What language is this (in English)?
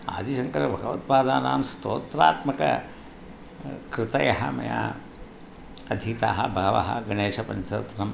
Sanskrit